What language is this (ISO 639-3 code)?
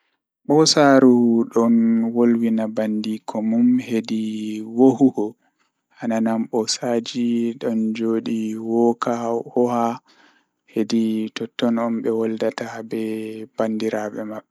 ful